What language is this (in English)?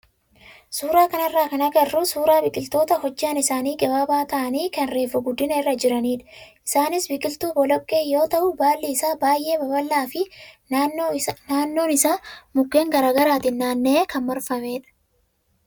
Oromo